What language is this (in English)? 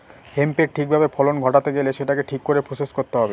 Bangla